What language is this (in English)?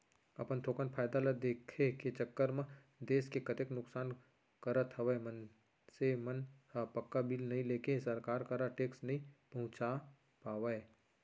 Chhattisgarhi